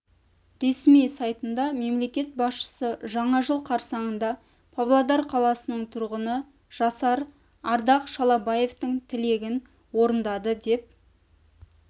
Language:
Kazakh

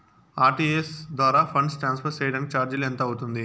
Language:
Telugu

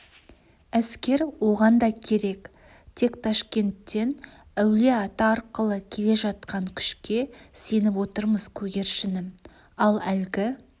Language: Kazakh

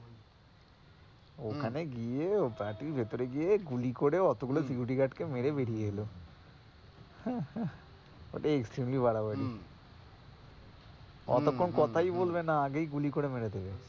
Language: Bangla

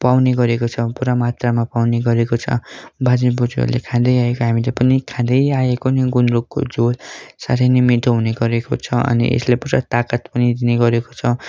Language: Nepali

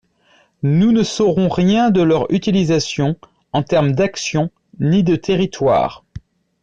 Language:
French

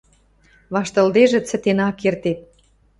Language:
Western Mari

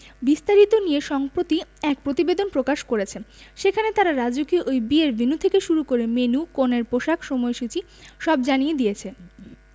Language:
Bangla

